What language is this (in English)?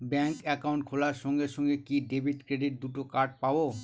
Bangla